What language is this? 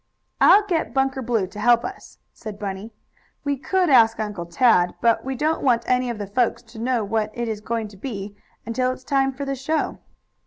English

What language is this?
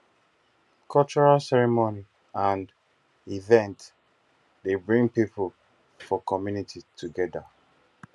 Nigerian Pidgin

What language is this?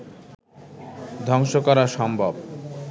Bangla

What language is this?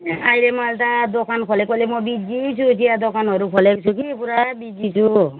Nepali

